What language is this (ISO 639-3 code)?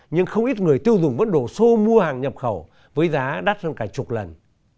vie